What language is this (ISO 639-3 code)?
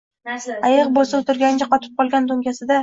uzb